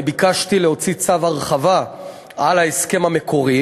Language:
Hebrew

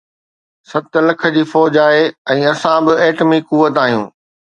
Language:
Sindhi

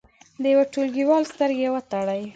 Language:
Pashto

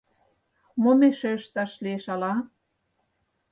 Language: Mari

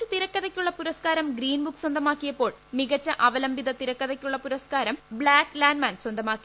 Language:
Malayalam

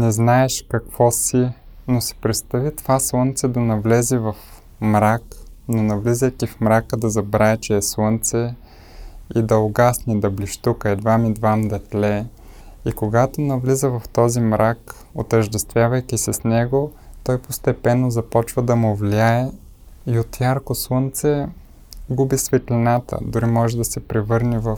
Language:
Bulgarian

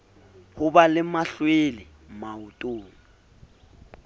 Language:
Southern Sotho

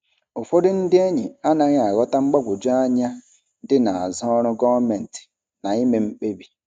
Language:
Igbo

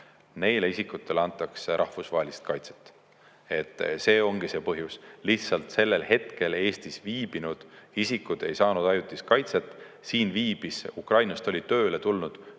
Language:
Estonian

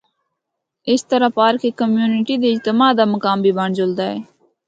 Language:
Northern Hindko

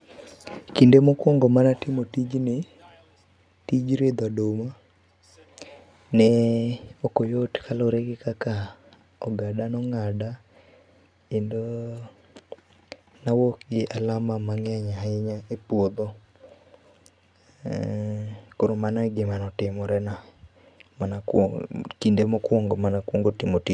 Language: Luo (Kenya and Tanzania)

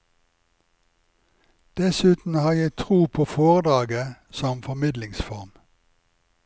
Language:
Norwegian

